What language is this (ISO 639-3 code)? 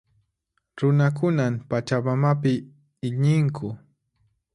qxp